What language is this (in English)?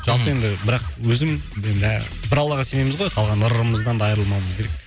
Kazakh